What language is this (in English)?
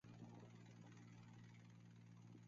Chinese